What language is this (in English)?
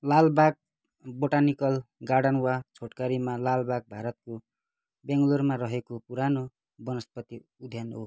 Nepali